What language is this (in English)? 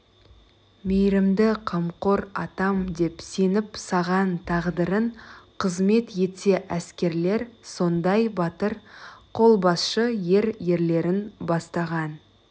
Kazakh